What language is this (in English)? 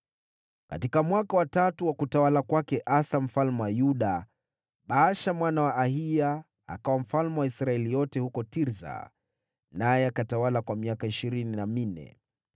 Swahili